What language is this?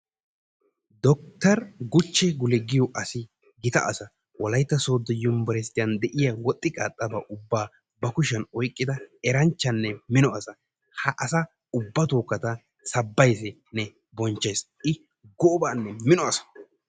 Wolaytta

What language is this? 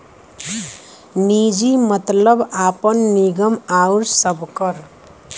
Bhojpuri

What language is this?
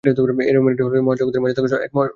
Bangla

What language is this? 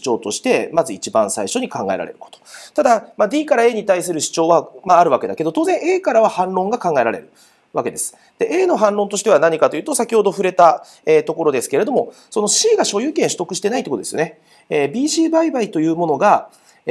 Japanese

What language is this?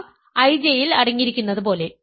Malayalam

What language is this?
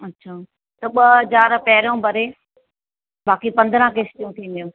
Sindhi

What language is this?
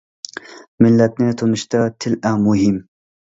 Uyghur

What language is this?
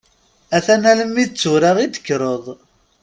Kabyle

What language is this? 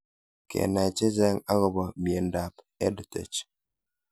Kalenjin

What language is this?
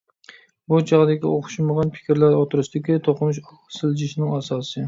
Uyghur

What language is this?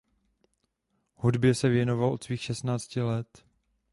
Czech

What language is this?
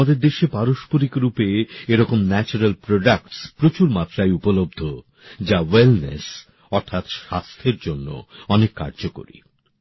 Bangla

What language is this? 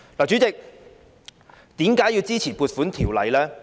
Cantonese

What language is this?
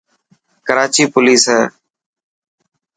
Dhatki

